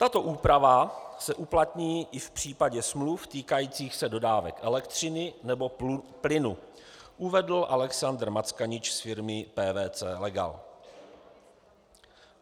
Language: Czech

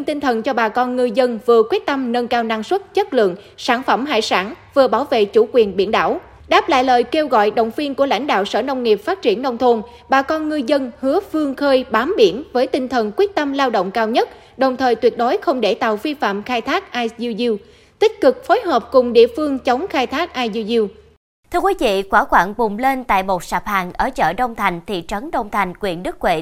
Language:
Vietnamese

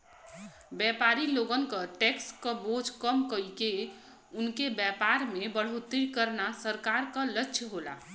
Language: Bhojpuri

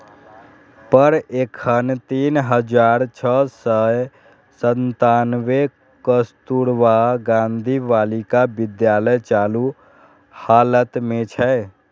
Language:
Maithili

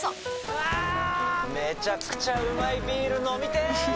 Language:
Japanese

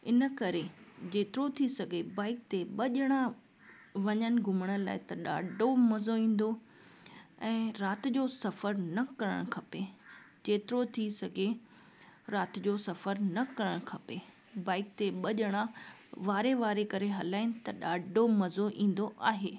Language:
Sindhi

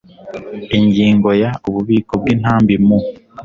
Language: Kinyarwanda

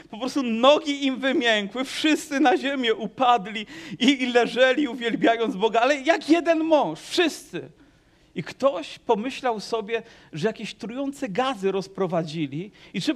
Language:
Polish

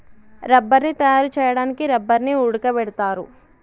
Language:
Telugu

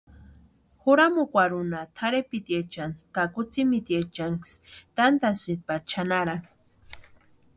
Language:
Western Highland Purepecha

